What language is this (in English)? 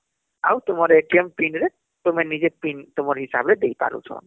Odia